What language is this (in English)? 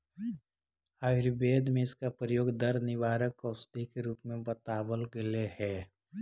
Magahi